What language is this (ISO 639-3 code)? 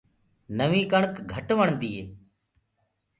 ggg